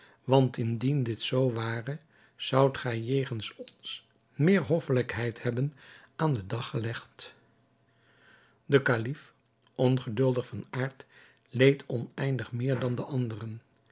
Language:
Dutch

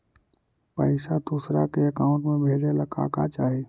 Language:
Magahi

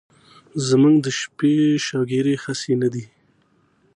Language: Pashto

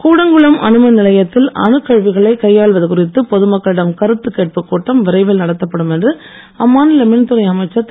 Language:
Tamil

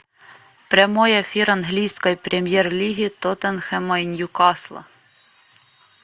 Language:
Russian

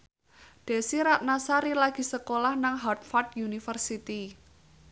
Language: Javanese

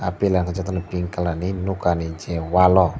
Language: Kok Borok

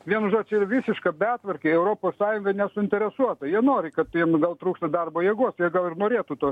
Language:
Lithuanian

